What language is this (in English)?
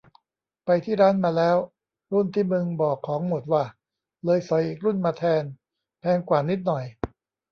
Thai